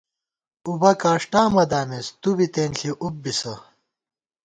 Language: Gawar-Bati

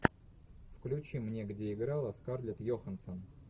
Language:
Russian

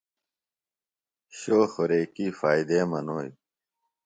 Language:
Phalura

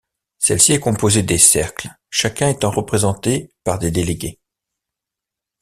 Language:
French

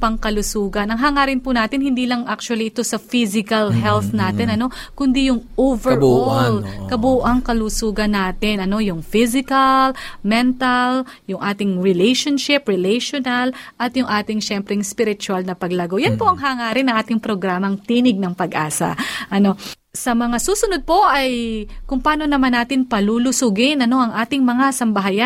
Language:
Filipino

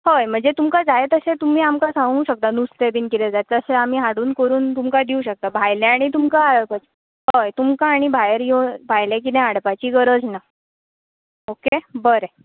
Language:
Konkani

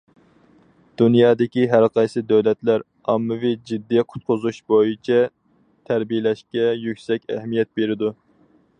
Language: Uyghur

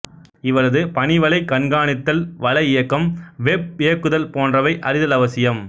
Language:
Tamil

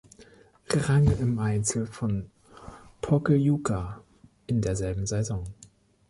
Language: German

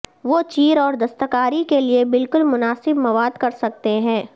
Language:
Urdu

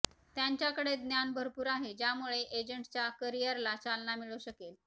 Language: Marathi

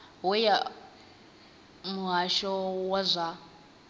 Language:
Venda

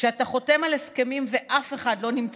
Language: Hebrew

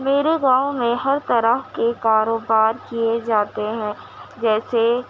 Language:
Urdu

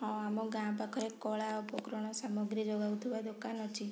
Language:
Odia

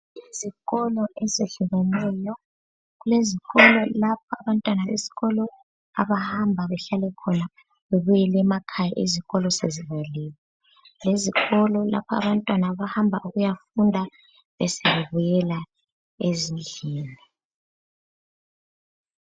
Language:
North Ndebele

